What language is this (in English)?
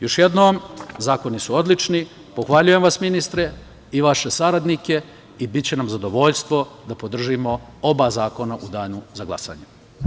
Serbian